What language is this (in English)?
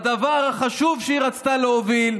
Hebrew